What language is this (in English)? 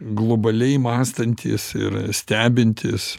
Lithuanian